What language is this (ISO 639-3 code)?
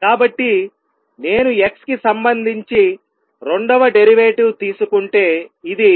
tel